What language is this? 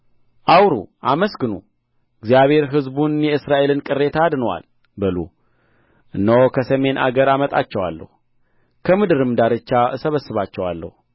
Amharic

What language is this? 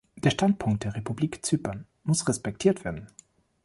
German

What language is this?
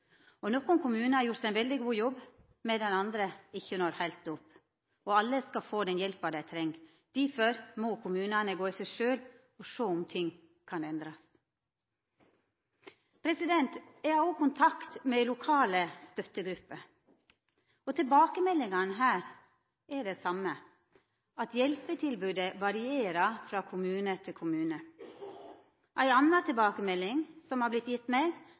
Norwegian Nynorsk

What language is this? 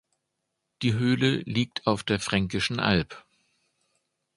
German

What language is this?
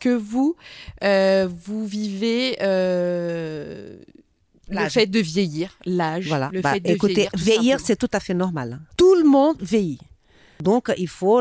French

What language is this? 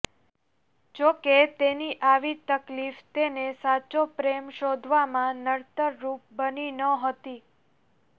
Gujarati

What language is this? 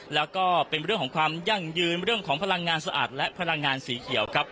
Thai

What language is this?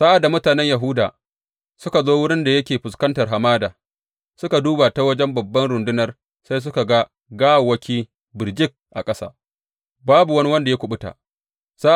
Hausa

